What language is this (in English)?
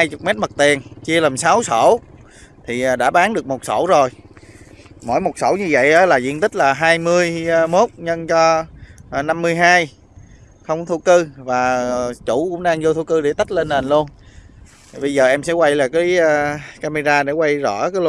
Vietnamese